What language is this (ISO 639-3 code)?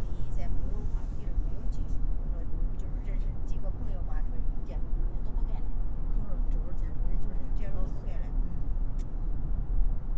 zho